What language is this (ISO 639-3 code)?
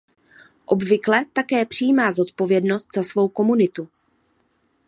ces